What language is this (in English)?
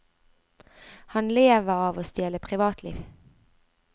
Norwegian